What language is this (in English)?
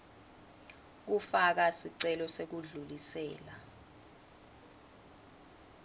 Swati